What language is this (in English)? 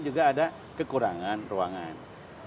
Indonesian